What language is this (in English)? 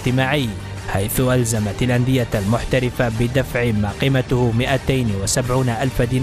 Arabic